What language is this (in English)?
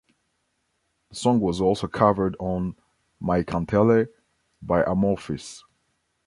English